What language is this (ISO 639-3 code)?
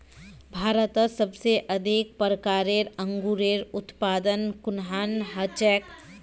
mag